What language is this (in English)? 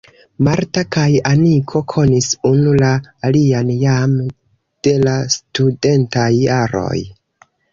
Esperanto